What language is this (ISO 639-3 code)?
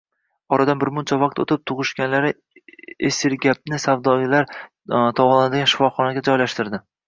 uzb